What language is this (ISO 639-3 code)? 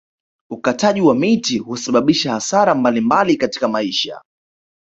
swa